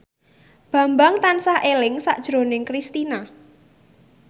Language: Javanese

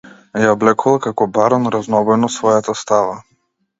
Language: Macedonian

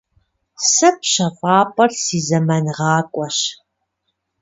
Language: Kabardian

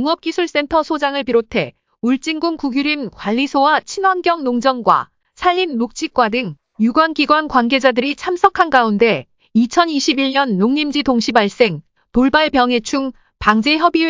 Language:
Korean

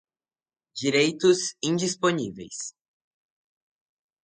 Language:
Portuguese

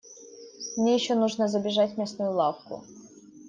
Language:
Russian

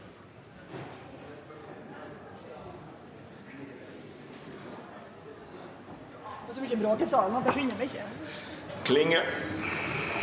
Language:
Norwegian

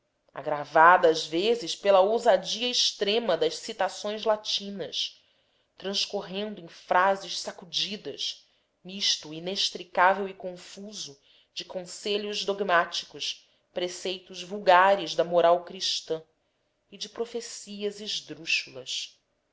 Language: Portuguese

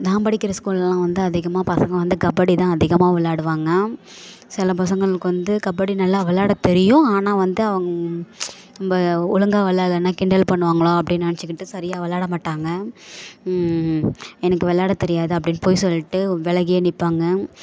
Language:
Tamil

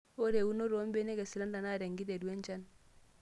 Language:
Masai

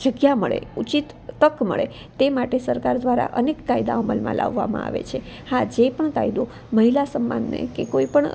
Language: Gujarati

